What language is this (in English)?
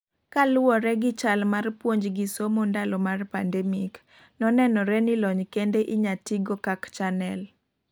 Luo (Kenya and Tanzania)